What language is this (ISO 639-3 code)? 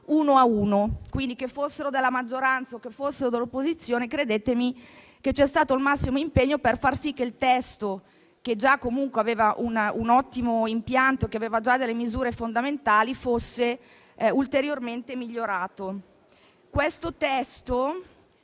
ita